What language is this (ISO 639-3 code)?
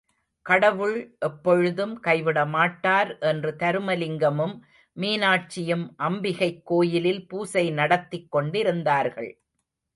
tam